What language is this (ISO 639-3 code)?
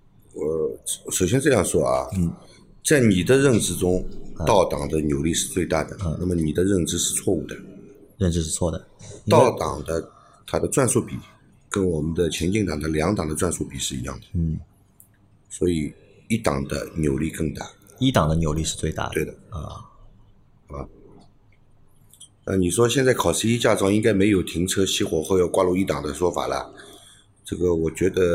zho